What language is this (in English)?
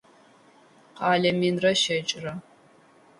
Adyghe